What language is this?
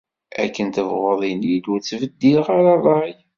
Kabyle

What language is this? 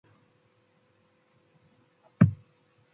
Matsés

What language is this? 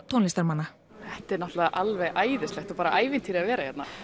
Icelandic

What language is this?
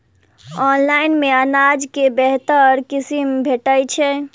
Maithili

